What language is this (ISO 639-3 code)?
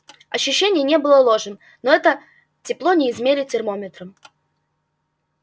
rus